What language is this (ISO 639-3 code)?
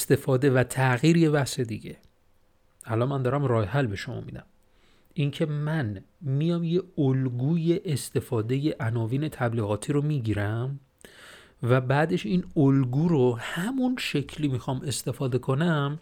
fas